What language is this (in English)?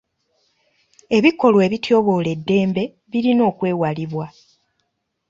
Ganda